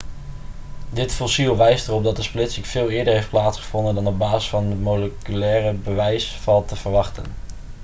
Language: Dutch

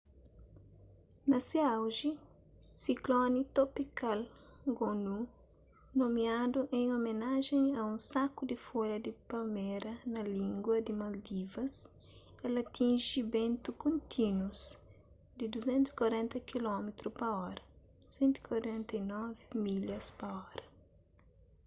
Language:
Kabuverdianu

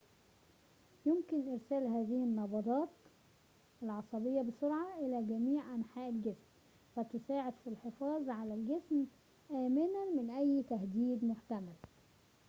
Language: Arabic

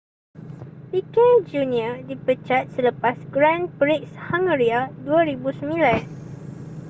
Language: Malay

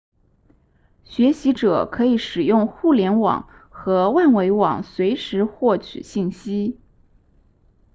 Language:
Chinese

